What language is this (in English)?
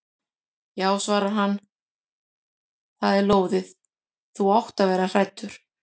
Icelandic